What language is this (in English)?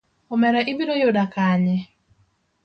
Luo (Kenya and Tanzania)